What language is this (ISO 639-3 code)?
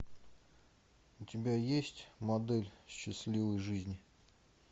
rus